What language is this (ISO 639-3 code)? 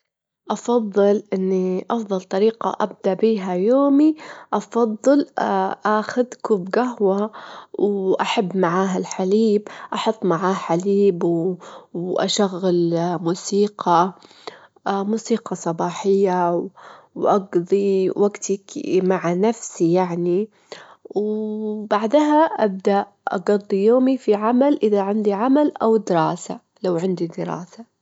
afb